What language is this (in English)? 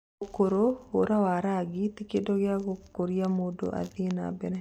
Kikuyu